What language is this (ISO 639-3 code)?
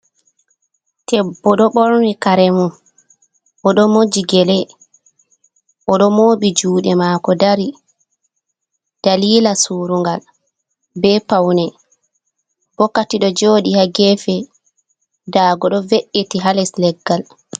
ful